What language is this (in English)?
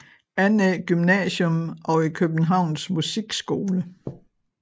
Danish